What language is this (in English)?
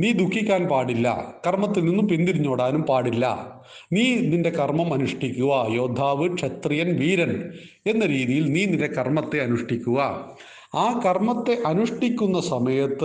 Malayalam